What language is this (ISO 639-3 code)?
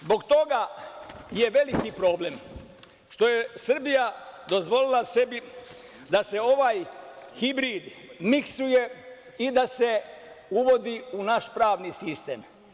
srp